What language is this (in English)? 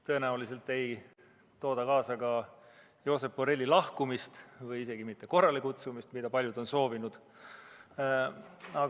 Estonian